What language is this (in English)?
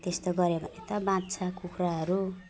Nepali